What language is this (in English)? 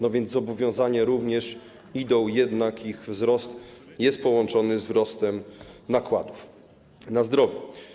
Polish